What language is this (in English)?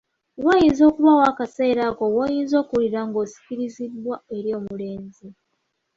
Ganda